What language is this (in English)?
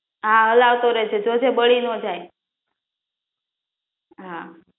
Gujarati